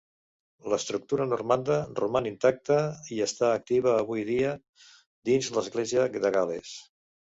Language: Catalan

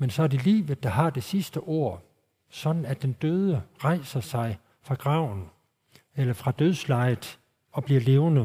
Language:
Danish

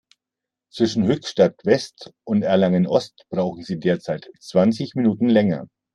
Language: German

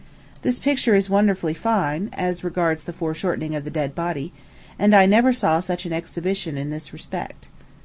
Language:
English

